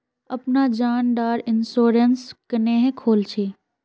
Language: Magahi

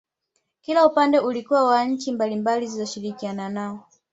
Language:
Swahili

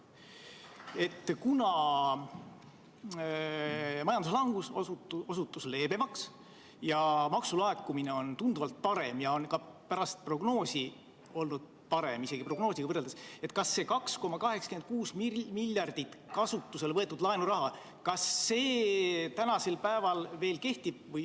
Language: Estonian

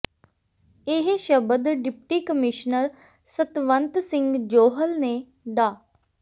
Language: Punjabi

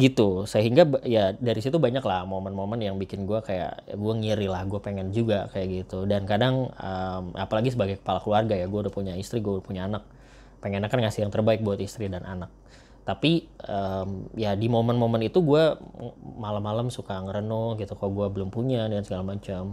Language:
Indonesian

